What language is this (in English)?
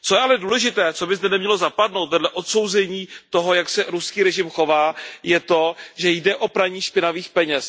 Czech